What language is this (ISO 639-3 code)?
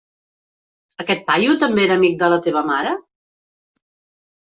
cat